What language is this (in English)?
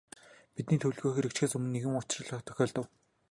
Mongolian